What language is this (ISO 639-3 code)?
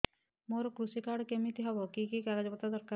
ori